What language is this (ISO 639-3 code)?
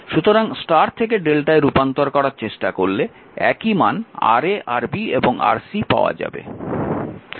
ben